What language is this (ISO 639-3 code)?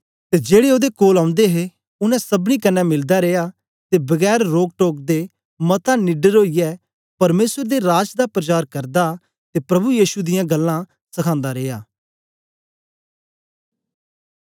doi